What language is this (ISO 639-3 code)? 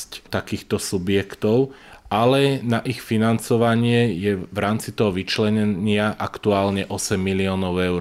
slk